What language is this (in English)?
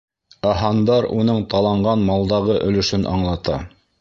Bashkir